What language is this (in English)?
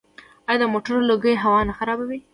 Pashto